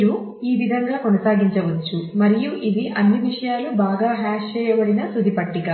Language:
Telugu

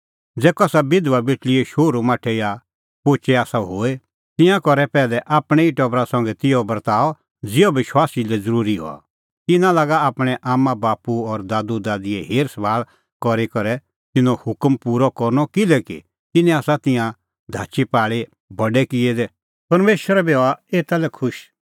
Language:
Kullu Pahari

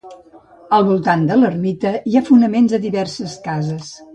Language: Catalan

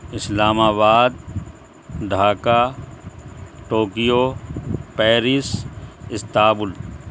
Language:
Urdu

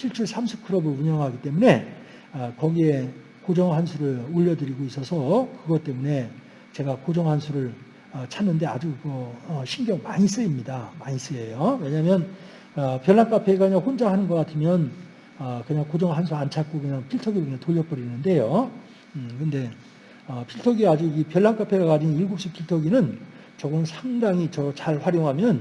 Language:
Korean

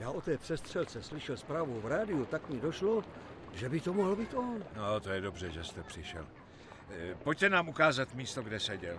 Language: Czech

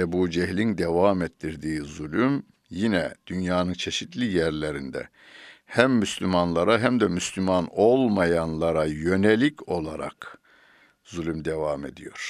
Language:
Turkish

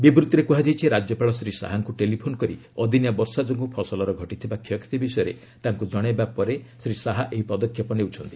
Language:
Odia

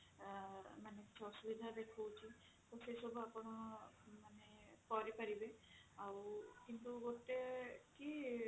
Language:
Odia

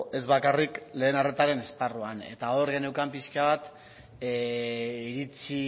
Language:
Basque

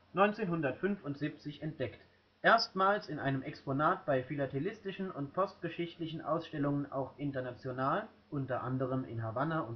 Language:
German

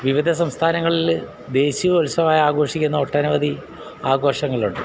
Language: Malayalam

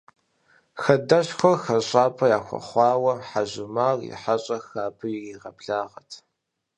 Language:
Kabardian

